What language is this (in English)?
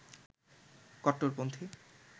Bangla